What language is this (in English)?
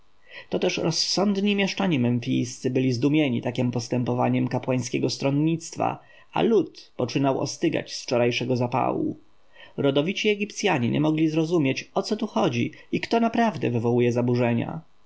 Polish